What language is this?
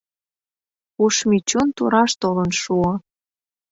Mari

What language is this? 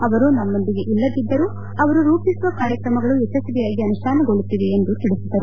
Kannada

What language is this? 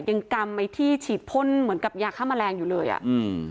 Thai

